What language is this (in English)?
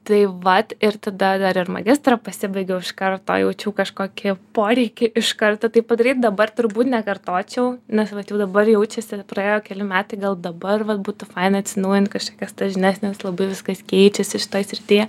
Lithuanian